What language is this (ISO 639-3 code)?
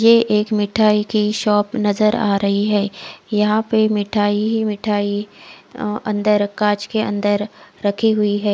hin